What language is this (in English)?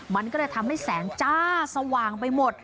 Thai